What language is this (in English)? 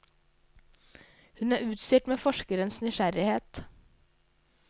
Norwegian